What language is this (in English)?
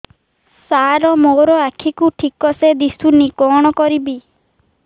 Odia